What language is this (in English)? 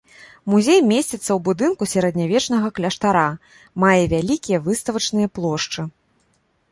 Belarusian